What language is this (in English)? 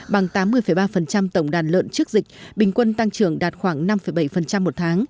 Vietnamese